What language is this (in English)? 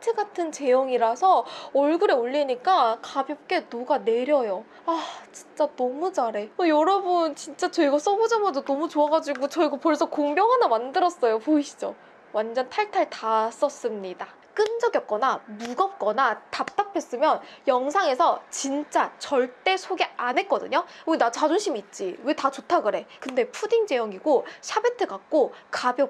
Korean